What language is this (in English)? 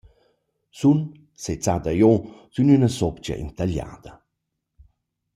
Romansh